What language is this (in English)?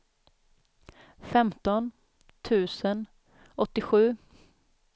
Swedish